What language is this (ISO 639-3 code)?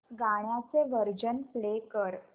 mar